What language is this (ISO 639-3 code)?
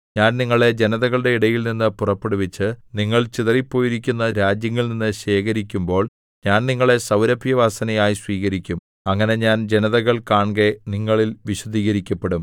mal